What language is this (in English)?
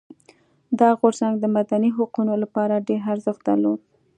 Pashto